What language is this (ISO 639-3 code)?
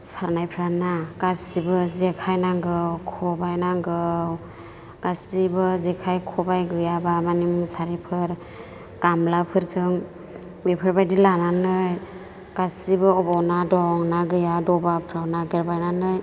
brx